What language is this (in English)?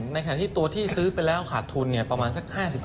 Thai